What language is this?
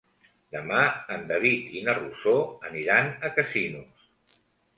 Catalan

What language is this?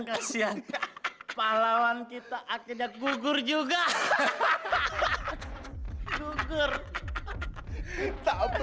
Indonesian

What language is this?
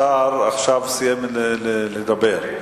Hebrew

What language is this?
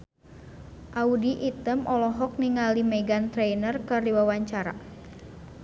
Sundanese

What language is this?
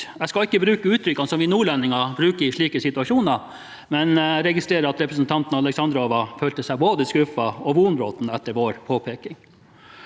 Norwegian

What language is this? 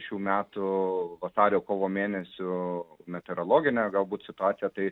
Lithuanian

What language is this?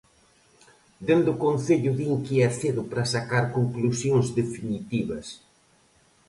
Galician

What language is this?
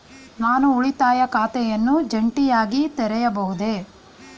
Kannada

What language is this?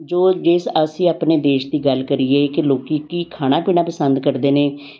Punjabi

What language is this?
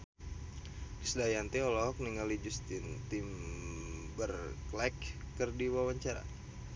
Sundanese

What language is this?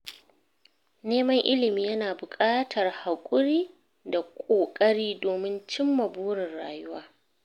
Hausa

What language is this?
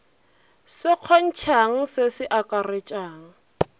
Northern Sotho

